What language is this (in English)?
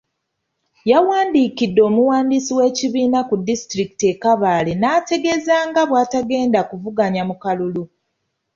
Ganda